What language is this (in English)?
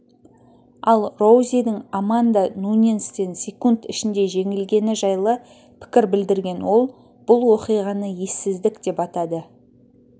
Kazakh